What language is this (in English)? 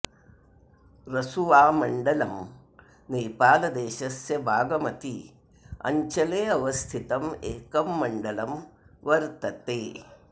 Sanskrit